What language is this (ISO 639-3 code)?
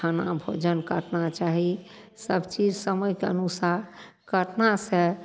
mai